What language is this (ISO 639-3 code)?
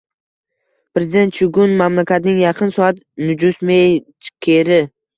uzb